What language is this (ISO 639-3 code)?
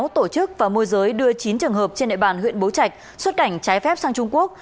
vie